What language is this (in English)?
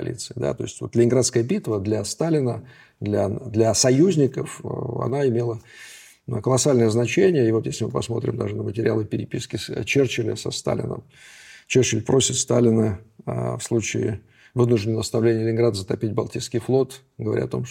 Russian